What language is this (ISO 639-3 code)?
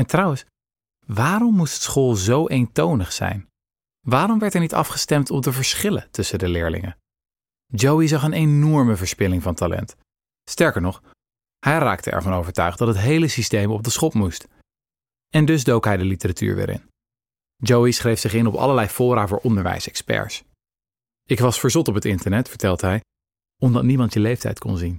nld